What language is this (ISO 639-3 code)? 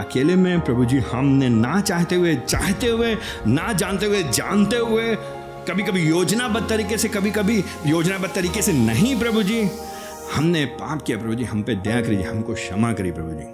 hin